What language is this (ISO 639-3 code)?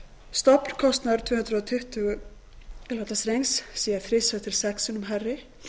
isl